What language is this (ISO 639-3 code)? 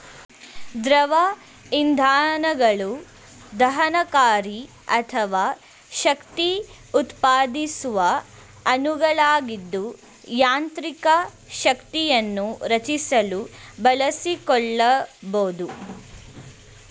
kan